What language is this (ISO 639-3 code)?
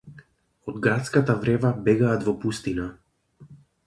mkd